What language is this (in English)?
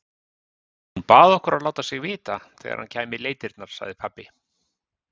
Icelandic